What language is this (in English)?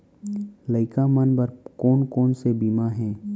Chhattisgarhi